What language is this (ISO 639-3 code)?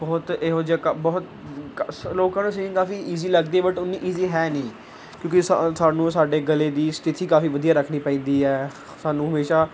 pan